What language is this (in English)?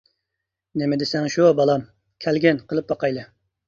Uyghur